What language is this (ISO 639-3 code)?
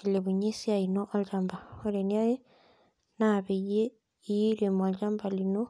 mas